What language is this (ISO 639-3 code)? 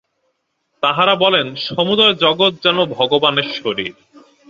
ben